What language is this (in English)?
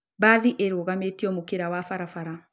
Kikuyu